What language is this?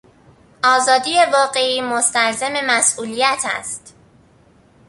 Persian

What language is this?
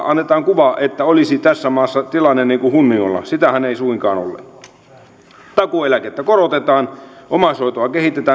Finnish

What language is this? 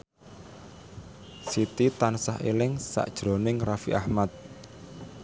Javanese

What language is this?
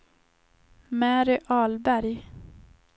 Swedish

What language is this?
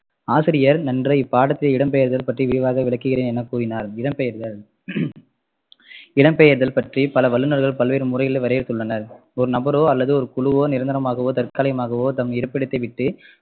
Tamil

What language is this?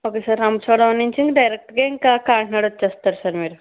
Telugu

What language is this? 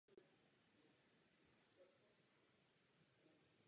Czech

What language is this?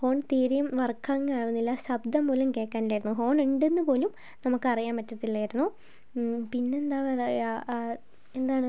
Malayalam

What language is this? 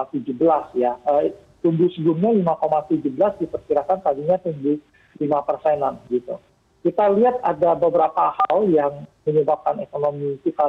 Indonesian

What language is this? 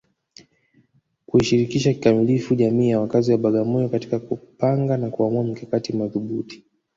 Swahili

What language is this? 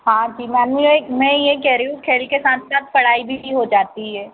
Hindi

